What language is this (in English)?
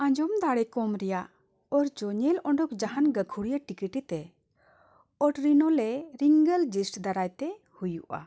Santali